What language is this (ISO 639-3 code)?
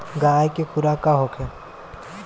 bho